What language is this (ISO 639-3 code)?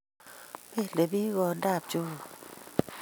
kln